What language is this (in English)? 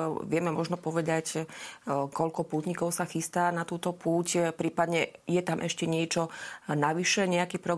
Slovak